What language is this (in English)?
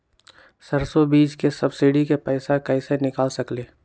Magahi